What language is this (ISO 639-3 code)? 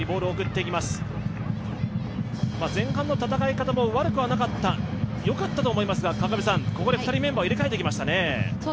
jpn